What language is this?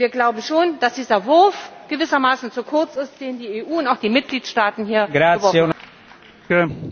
German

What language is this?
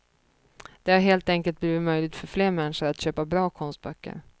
Swedish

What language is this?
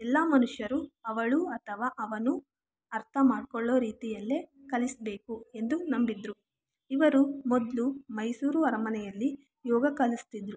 Kannada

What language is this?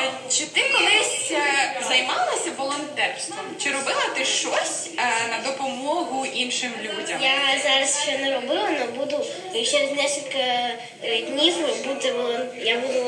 Ukrainian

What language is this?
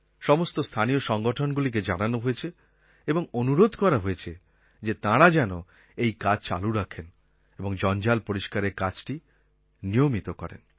Bangla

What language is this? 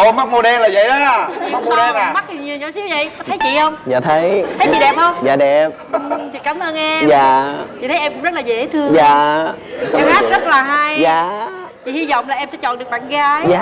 Vietnamese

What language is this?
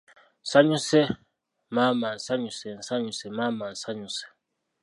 Ganda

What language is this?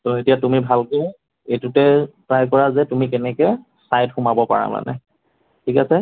Assamese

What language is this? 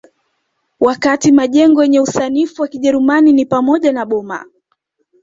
Swahili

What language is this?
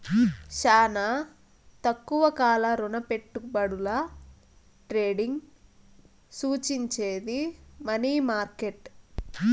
Telugu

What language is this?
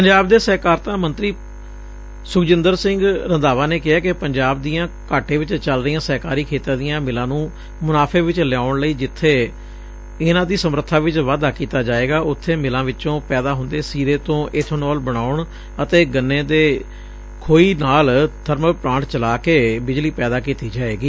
Punjabi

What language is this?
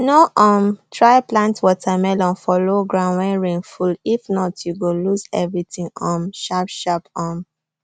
Nigerian Pidgin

